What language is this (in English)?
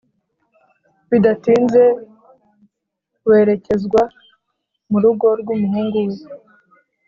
Kinyarwanda